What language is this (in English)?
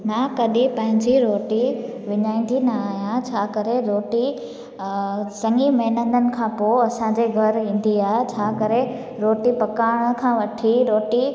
Sindhi